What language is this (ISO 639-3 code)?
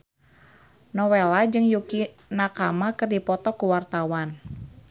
sun